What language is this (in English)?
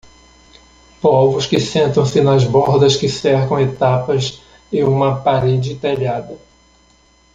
Portuguese